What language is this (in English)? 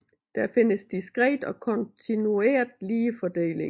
Danish